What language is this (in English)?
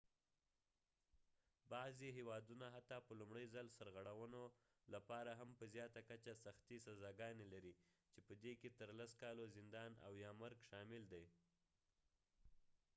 Pashto